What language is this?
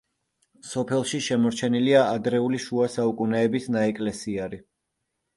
Georgian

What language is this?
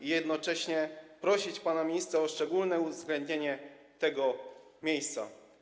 Polish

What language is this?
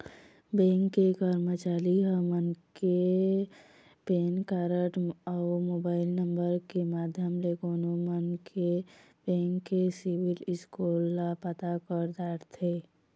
Chhattisgarhi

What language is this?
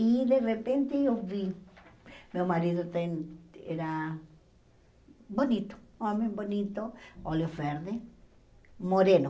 Portuguese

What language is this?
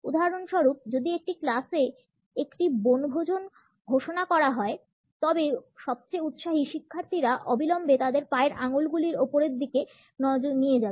Bangla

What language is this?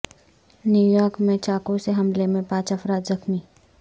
Urdu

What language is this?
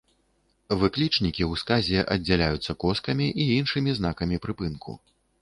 Belarusian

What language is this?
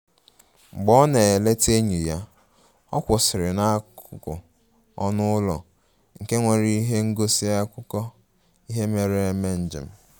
Igbo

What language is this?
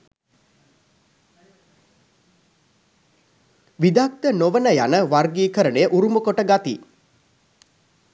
Sinhala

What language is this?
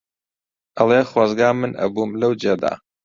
Central Kurdish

